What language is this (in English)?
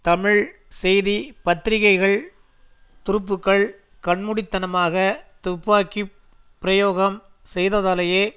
Tamil